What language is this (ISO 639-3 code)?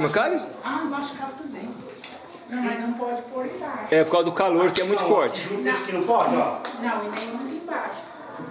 por